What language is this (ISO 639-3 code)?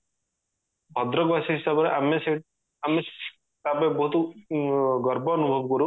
ori